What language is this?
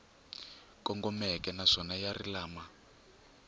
Tsonga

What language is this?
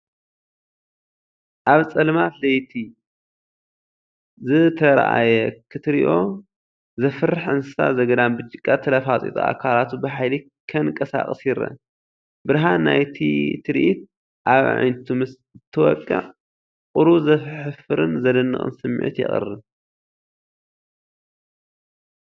Tigrinya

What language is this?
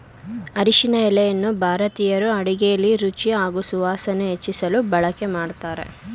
Kannada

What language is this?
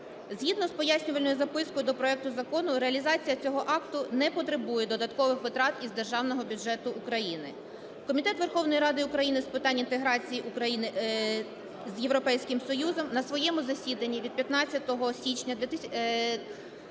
Ukrainian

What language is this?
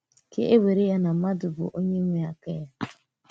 Igbo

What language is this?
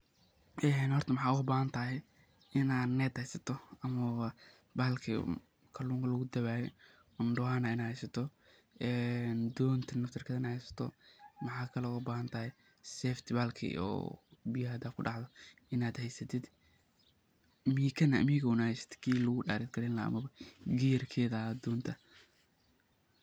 Somali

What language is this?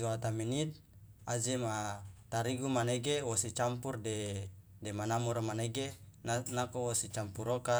Loloda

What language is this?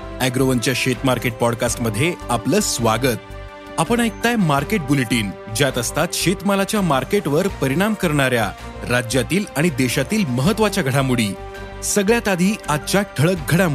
Marathi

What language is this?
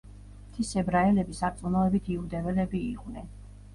Georgian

